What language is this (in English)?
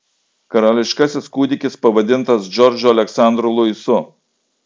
Lithuanian